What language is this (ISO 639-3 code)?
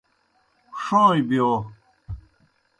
plk